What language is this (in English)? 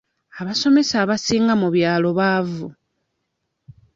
Ganda